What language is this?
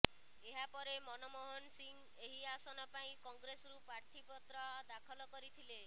Odia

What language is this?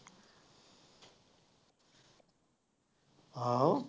Punjabi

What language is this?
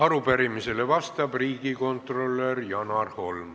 Estonian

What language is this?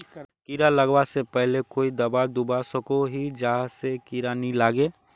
Magahi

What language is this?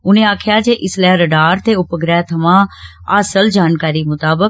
Dogri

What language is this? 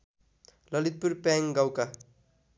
Nepali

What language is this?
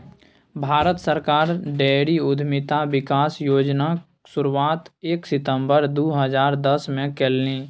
Maithili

